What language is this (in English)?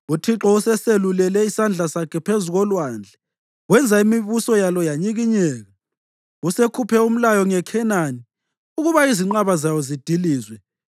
North Ndebele